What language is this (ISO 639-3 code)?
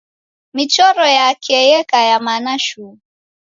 dav